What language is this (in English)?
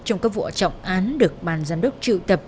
Vietnamese